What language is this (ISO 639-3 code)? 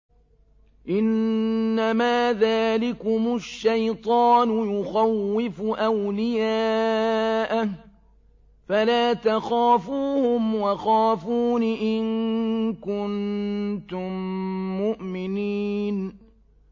ara